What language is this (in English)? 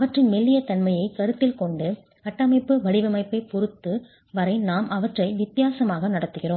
Tamil